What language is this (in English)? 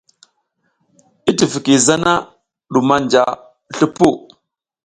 South Giziga